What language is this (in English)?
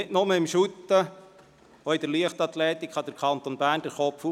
Swiss German